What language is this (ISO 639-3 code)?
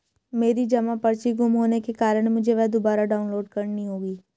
hin